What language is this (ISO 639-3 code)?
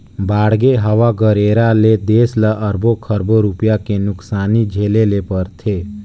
hne